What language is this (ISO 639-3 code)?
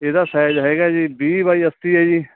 pan